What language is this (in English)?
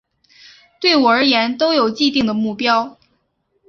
Chinese